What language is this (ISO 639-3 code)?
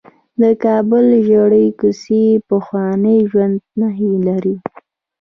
pus